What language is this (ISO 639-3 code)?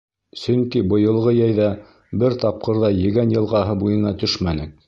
bak